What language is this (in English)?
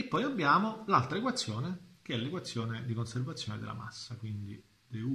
Italian